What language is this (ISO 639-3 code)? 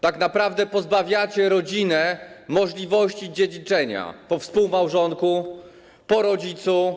pol